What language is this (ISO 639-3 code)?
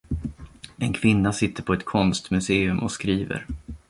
swe